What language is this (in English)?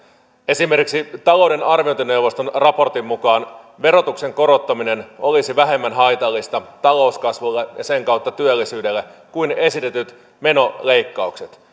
Finnish